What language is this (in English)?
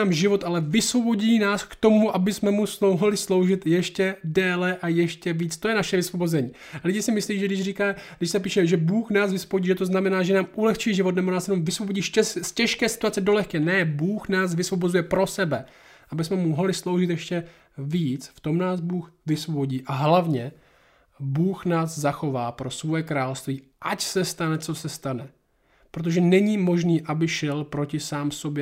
Czech